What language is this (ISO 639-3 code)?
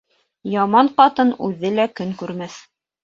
bak